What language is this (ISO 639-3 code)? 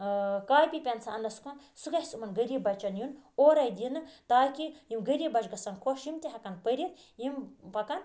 kas